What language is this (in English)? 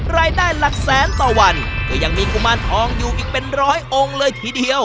Thai